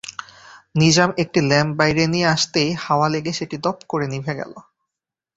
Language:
Bangla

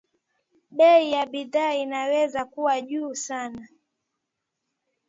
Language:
Swahili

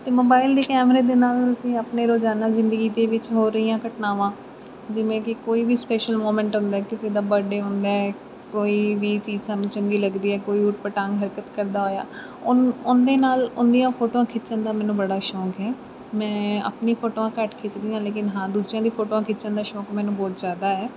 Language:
Punjabi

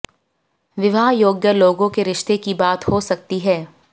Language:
Hindi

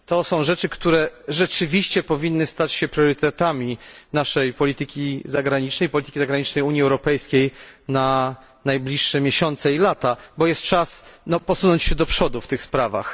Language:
Polish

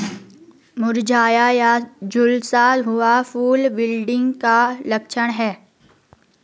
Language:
Hindi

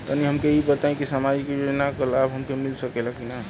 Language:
Bhojpuri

